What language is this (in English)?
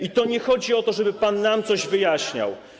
Polish